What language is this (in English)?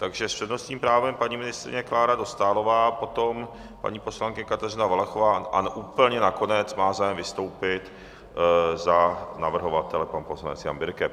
Czech